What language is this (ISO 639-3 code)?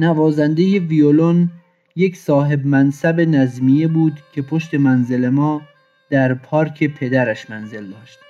fas